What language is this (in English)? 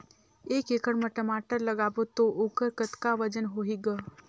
Chhattisgarhi